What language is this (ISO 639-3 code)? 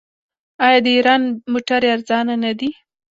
pus